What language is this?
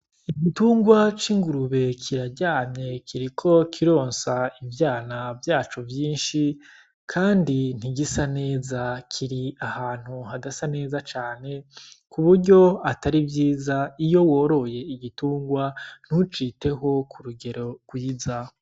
Rundi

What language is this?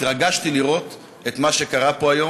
Hebrew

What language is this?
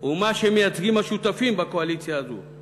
Hebrew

